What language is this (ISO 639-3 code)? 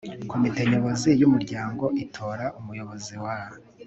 kin